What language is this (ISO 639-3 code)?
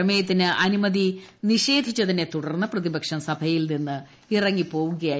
mal